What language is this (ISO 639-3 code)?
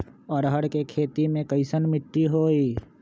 mag